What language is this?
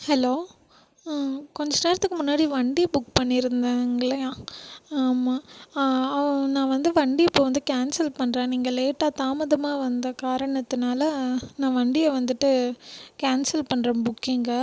Tamil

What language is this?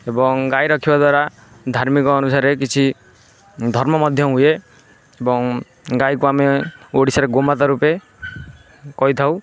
Odia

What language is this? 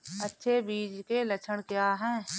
Hindi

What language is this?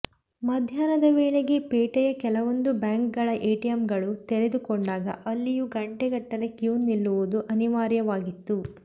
Kannada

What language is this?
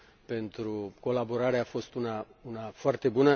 Romanian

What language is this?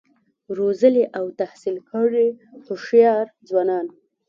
Pashto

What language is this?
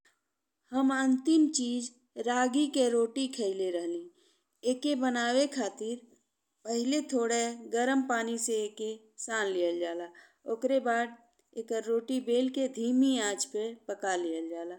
Bhojpuri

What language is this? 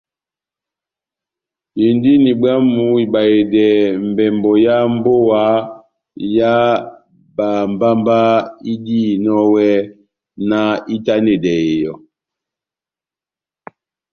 Batanga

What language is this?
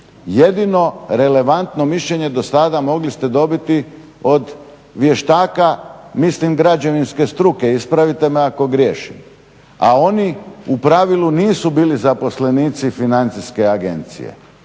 Croatian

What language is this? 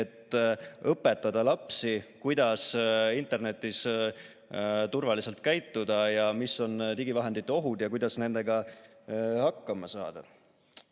Estonian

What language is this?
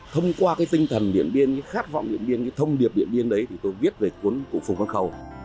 Vietnamese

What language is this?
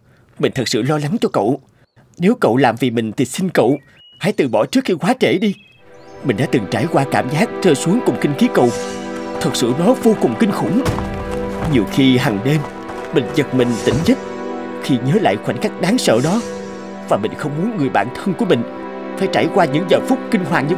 Vietnamese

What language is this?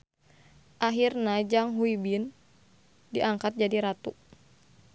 Sundanese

